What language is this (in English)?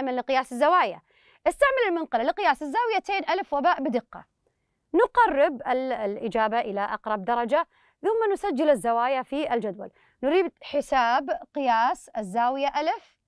Arabic